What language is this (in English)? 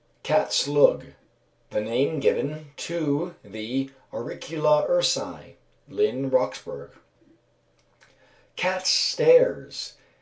English